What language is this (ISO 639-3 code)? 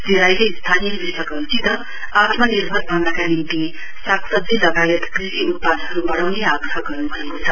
nep